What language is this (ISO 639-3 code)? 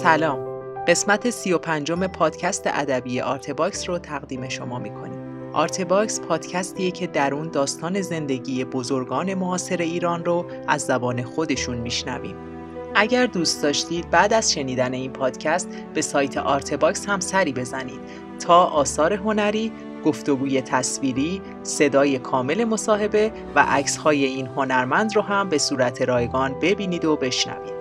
fas